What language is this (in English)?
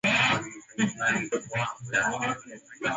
Swahili